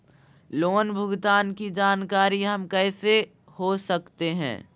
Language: Magahi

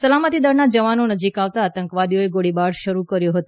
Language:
Gujarati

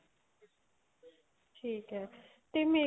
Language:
Punjabi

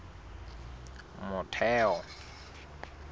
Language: Southern Sotho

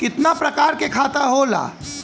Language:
Bhojpuri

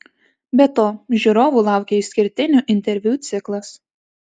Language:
Lithuanian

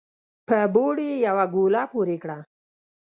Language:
Pashto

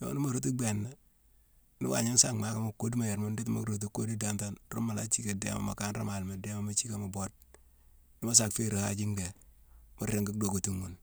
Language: Mansoanka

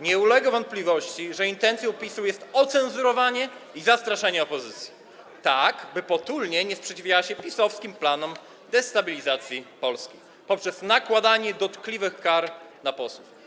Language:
Polish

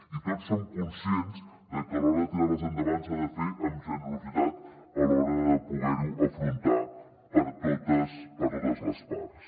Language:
Catalan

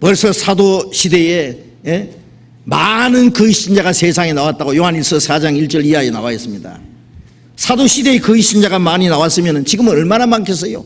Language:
Korean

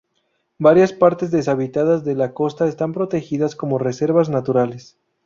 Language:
Spanish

